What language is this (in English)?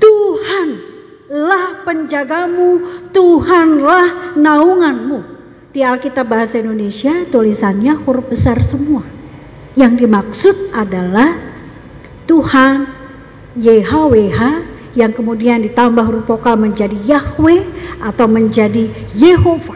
Indonesian